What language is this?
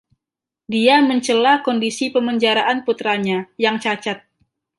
Indonesian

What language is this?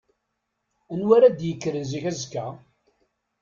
Kabyle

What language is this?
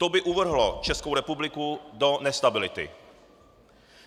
Czech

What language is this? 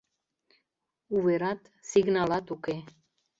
Mari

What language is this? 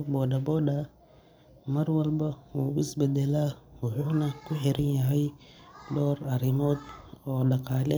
Somali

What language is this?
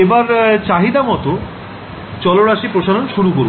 Bangla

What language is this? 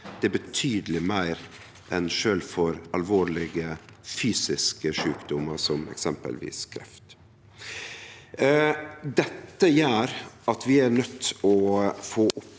Norwegian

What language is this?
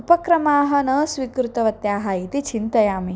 Sanskrit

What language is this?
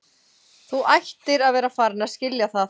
Icelandic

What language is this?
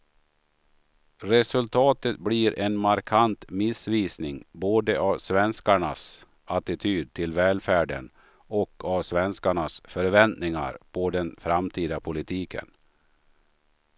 Swedish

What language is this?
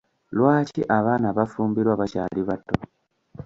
Ganda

